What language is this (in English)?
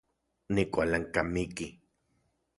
Central Puebla Nahuatl